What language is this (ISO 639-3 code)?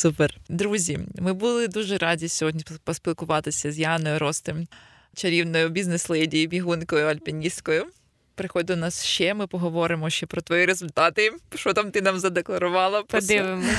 ukr